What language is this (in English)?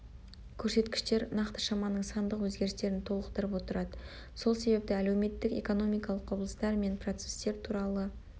Kazakh